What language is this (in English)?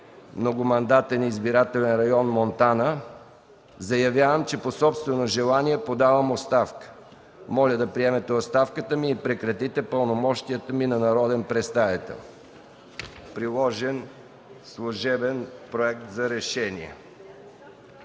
Bulgarian